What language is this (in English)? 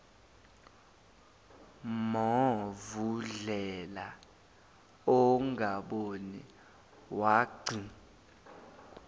Zulu